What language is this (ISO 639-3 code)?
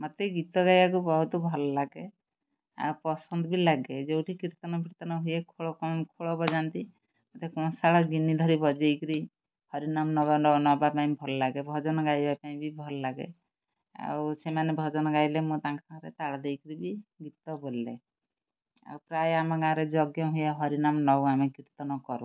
ori